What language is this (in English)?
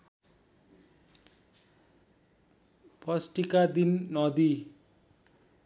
Nepali